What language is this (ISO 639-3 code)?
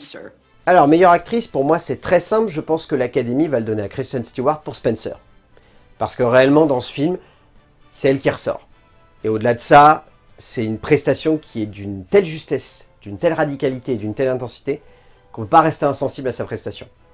fra